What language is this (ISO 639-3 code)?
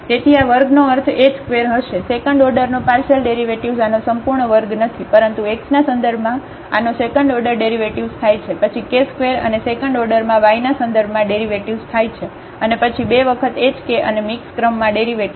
guj